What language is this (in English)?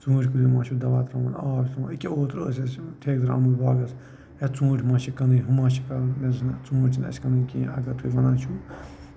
Kashmiri